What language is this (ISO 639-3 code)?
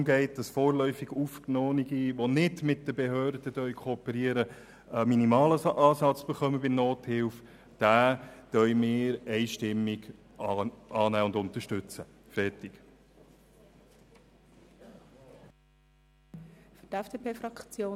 gsw